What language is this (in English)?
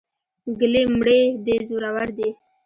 Pashto